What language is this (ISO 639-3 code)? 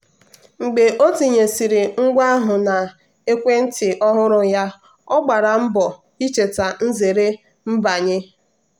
ibo